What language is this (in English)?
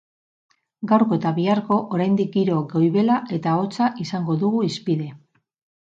Basque